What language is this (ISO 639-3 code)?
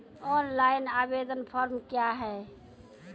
mai